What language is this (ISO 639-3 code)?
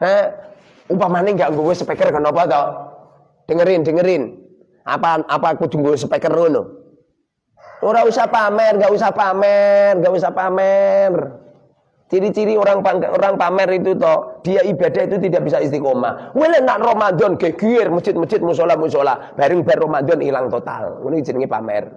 ind